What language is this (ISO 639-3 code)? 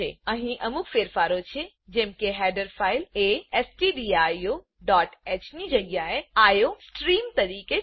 guj